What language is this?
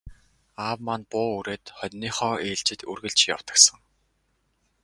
Mongolian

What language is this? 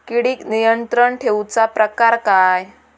Marathi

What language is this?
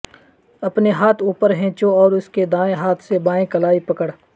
Urdu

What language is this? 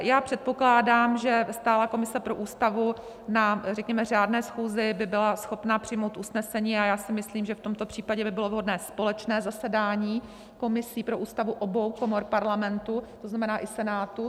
Czech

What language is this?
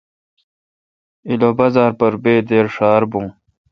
Kalkoti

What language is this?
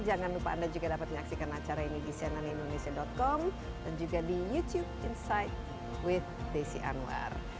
Indonesian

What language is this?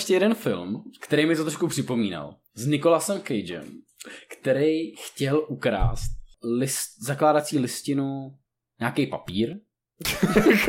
Czech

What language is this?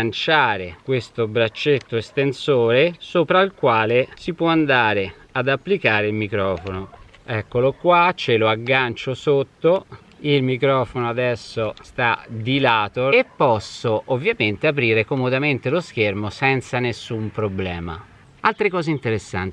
Italian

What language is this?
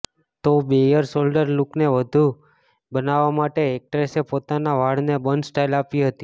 Gujarati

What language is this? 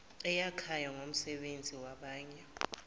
Zulu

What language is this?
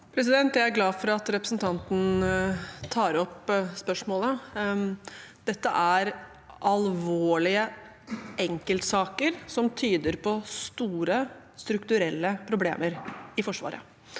Norwegian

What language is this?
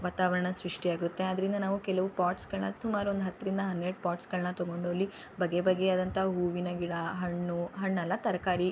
Kannada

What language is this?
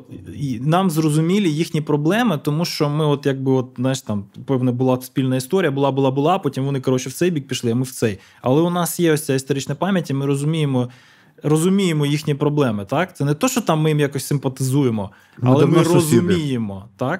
Ukrainian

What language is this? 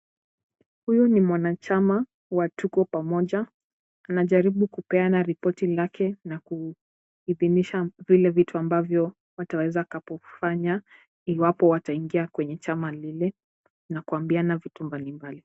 Swahili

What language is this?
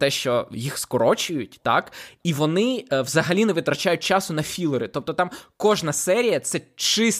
Ukrainian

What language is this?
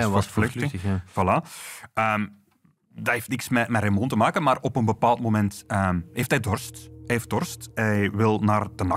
Dutch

